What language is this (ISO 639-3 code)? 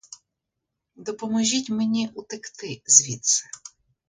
ukr